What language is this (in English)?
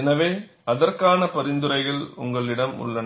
Tamil